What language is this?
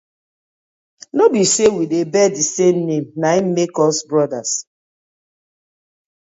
Nigerian Pidgin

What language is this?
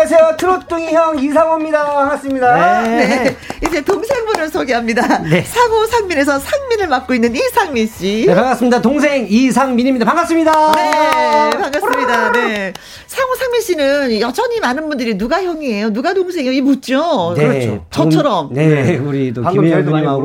Korean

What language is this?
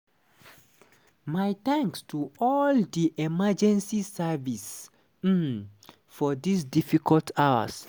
Nigerian Pidgin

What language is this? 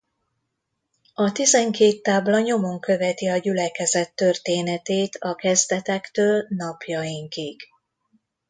Hungarian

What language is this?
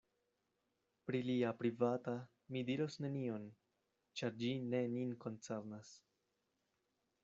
Esperanto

